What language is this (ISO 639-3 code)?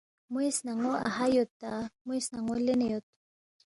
bft